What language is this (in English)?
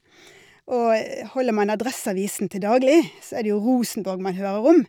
Norwegian